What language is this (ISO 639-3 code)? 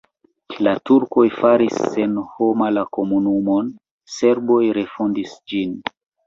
epo